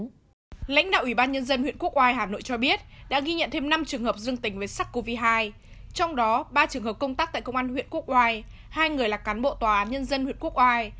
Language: Vietnamese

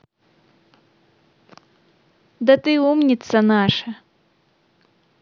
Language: Russian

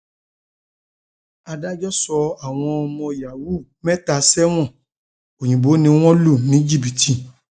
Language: Yoruba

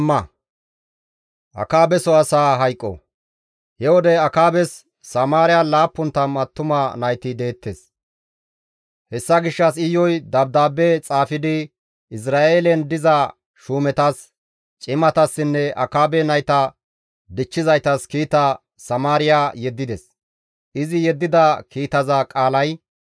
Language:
Gamo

